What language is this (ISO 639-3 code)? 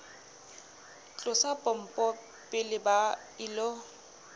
sot